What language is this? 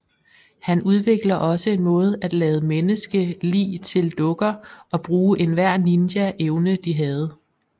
Danish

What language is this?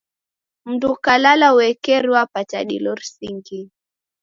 Taita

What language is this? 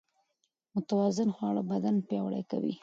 Pashto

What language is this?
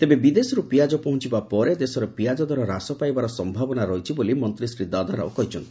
Odia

